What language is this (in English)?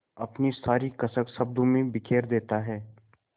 Hindi